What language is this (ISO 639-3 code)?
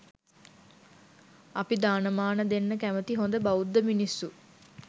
sin